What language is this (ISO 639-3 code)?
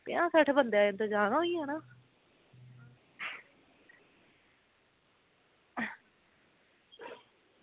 doi